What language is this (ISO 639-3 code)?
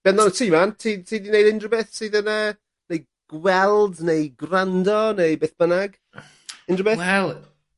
cym